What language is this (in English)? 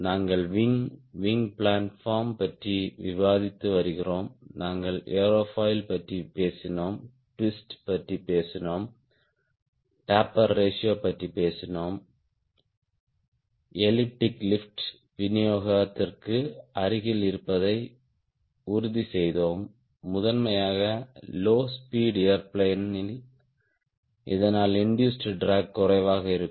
Tamil